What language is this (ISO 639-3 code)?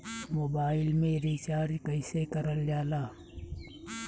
bho